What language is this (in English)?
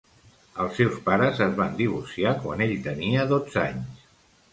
Catalan